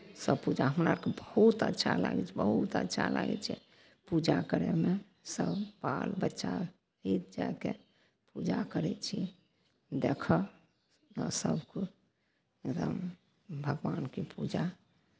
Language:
Maithili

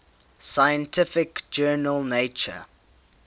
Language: English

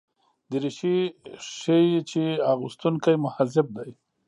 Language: Pashto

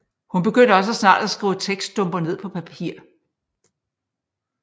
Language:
Danish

